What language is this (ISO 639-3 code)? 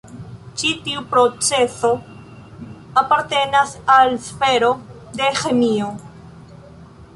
epo